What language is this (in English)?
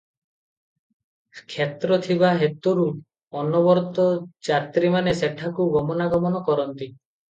Odia